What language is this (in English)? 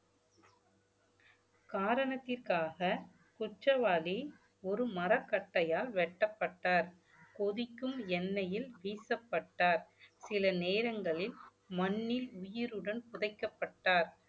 Tamil